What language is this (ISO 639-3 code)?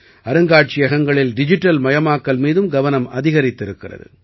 tam